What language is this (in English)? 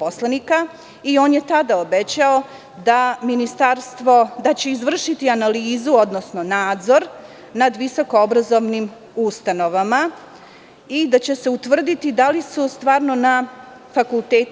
Serbian